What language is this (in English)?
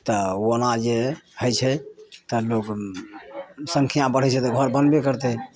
Maithili